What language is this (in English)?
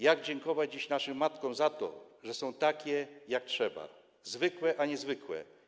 Polish